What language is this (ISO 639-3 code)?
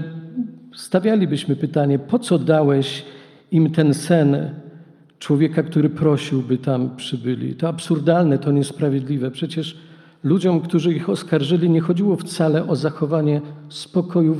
pol